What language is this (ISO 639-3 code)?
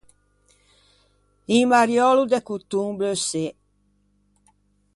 lij